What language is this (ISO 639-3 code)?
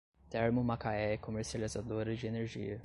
por